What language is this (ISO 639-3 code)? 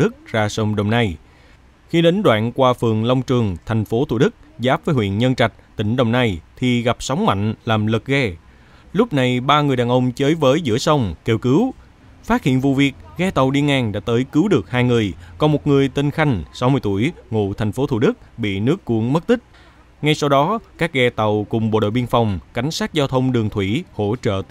vie